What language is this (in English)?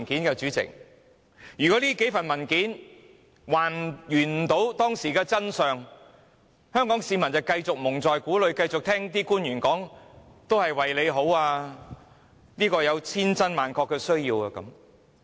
Cantonese